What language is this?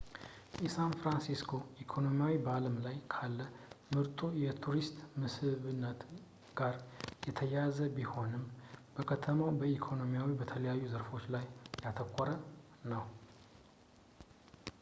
Amharic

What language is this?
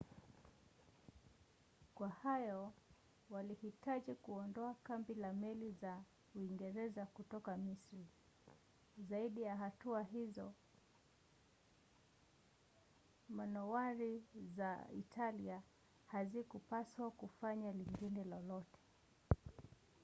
Swahili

